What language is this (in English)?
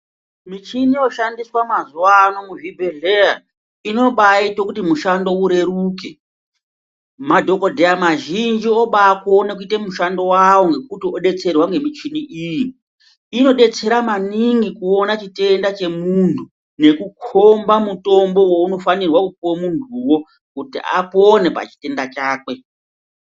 Ndau